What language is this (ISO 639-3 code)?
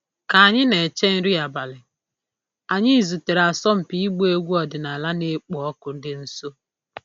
ibo